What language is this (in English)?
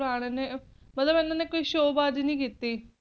Punjabi